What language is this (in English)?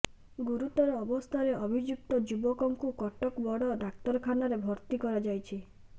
Odia